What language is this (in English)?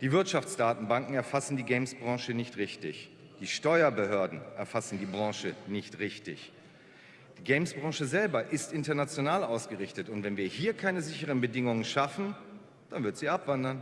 German